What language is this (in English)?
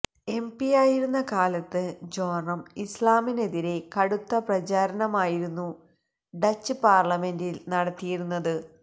Malayalam